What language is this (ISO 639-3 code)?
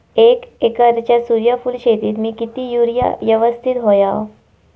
mar